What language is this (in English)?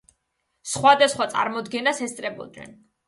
Georgian